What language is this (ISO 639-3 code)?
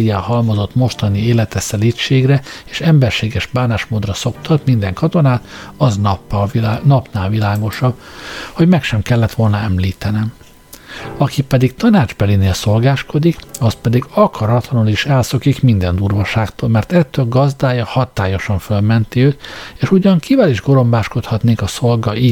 hun